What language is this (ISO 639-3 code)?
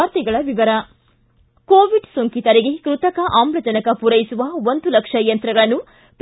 kan